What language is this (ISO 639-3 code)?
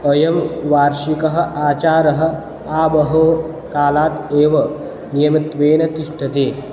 san